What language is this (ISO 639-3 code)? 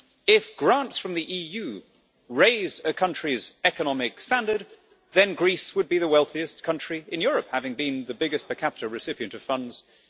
eng